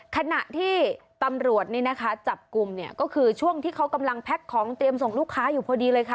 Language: Thai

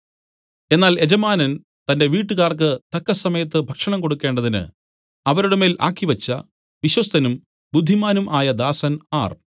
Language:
Malayalam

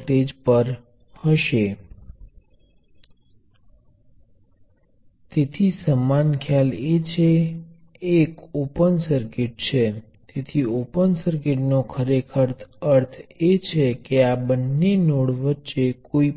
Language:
Gujarati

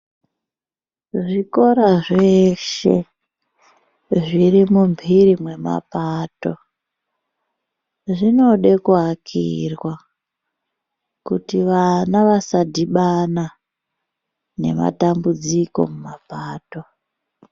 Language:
Ndau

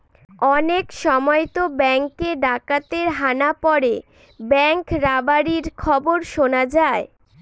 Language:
Bangla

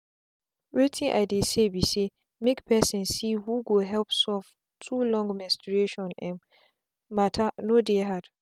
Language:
Nigerian Pidgin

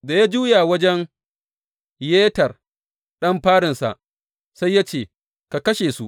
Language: Hausa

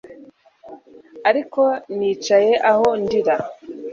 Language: Kinyarwanda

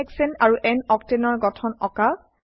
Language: Assamese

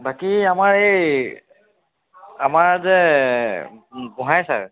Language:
Assamese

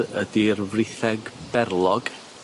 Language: Welsh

